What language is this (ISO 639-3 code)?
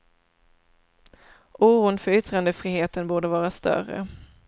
swe